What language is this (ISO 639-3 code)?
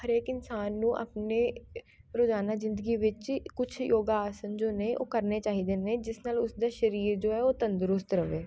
pan